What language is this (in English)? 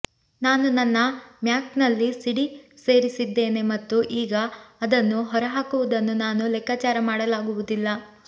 Kannada